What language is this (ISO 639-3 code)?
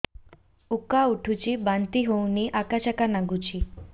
ori